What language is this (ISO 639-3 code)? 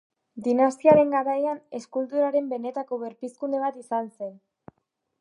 eus